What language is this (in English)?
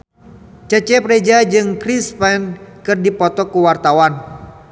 Sundanese